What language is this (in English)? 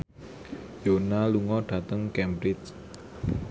Javanese